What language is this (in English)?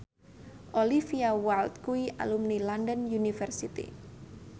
Javanese